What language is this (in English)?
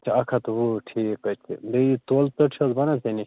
Kashmiri